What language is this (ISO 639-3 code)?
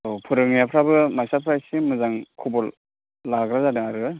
brx